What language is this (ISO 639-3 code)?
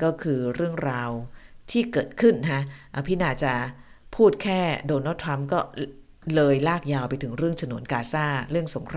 tha